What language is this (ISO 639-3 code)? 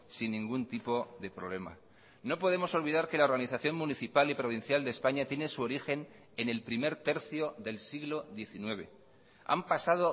spa